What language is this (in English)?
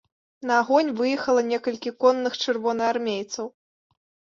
Belarusian